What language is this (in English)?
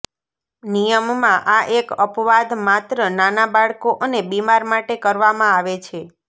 Gujarati